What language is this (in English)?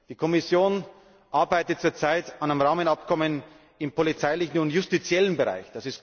German